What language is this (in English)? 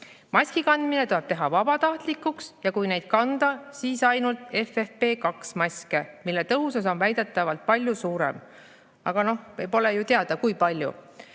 Estonian